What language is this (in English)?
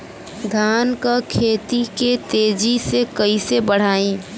Bhojpuri